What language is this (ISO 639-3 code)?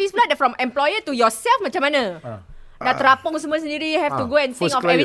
msa